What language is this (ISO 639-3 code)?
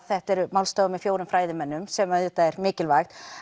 isl